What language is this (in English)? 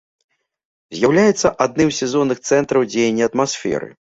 Belarusian